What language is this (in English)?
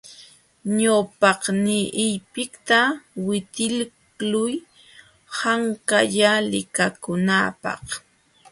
Jauja Wanca Quechua